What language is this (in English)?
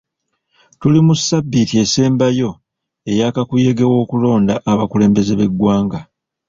Ganda